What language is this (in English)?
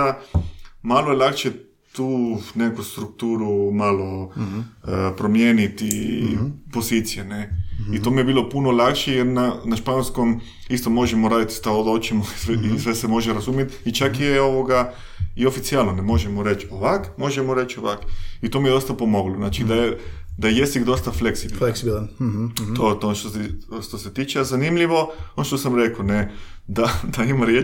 Croatian